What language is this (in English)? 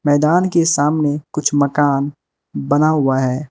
Hindi